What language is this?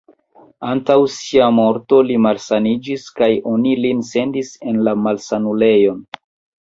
Esperanto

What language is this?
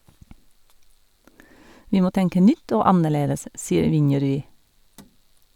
Norwegian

